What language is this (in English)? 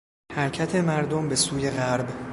Persian